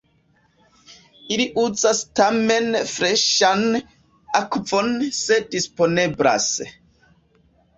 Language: Esperanto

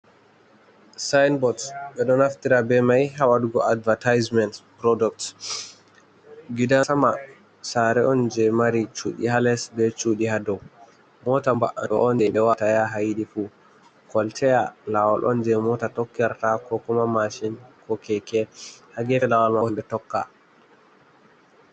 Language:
Fula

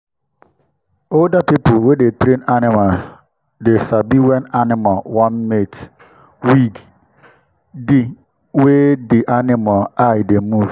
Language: Nigerian Pidgin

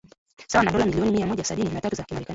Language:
Swahili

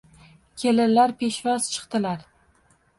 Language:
Uzbek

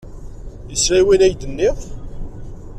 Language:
Kabyle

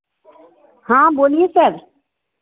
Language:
Hindi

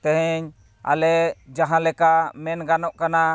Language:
Santali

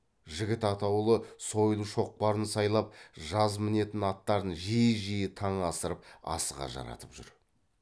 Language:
Kazakh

